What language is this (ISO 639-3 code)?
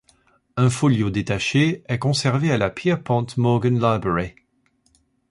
fra